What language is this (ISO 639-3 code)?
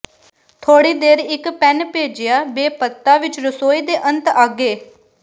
pan